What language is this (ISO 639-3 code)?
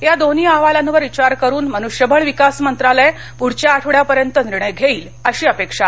mar